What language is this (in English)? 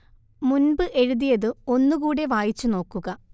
Malayalam